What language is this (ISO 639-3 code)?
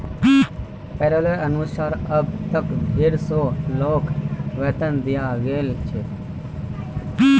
mag